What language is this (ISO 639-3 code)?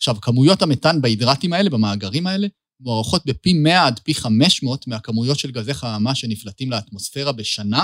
heb